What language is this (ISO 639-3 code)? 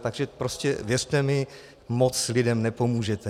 ces